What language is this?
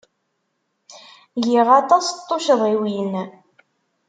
Kabyle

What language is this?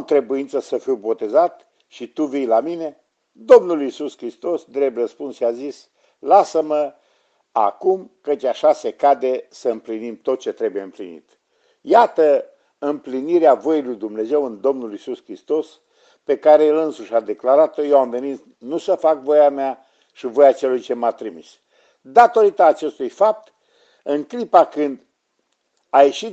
Romanian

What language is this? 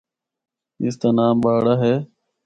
Northern Hindko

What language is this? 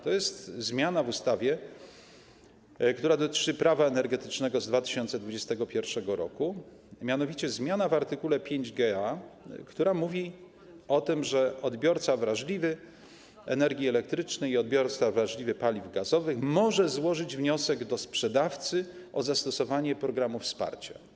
Polish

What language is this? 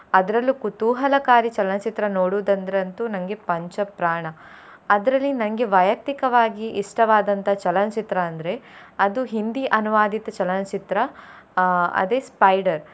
Kannada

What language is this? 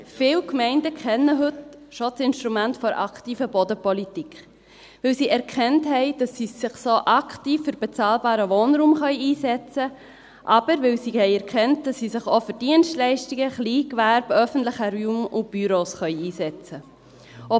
Swiss German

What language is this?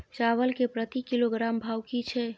Maithili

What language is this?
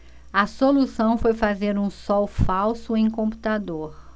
Portuguese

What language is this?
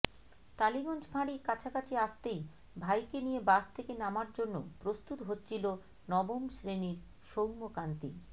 Bangla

